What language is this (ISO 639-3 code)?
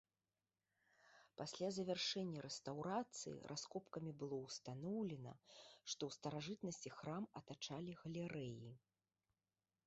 bel